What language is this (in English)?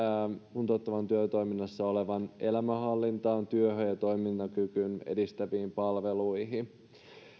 Finnish